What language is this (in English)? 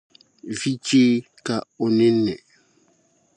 Dagbani